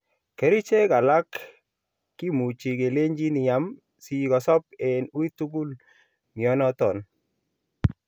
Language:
Kalenjin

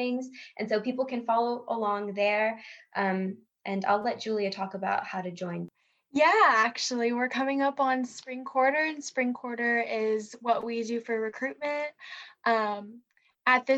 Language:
English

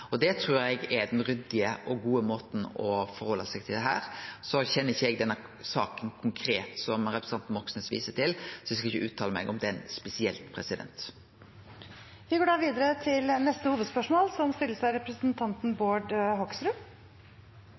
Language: Norwegian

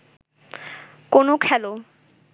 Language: Bangla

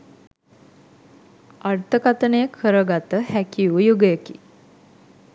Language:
Sinhala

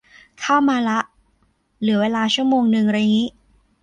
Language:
Thai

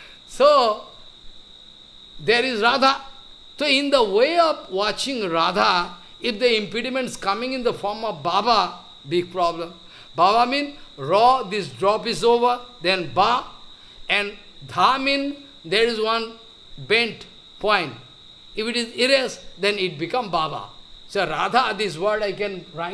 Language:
English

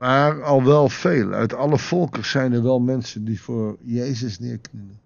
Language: Dutch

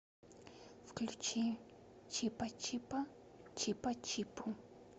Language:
Russian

